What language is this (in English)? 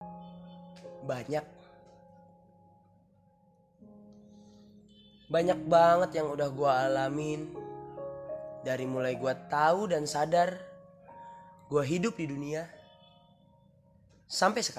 Indonesian